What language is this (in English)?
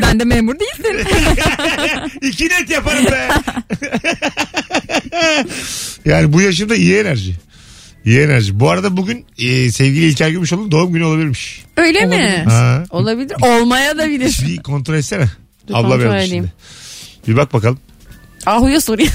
Turkish